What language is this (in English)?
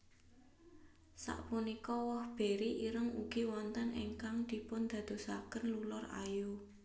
Javanese